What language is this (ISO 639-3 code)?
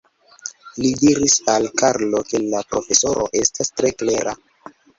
epo